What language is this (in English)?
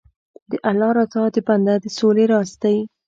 Pashto